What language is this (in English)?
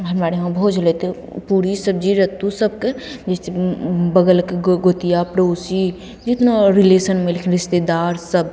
Maithili